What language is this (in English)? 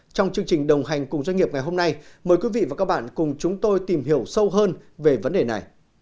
Vietnamese